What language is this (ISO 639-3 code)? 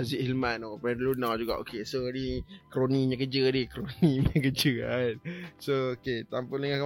msa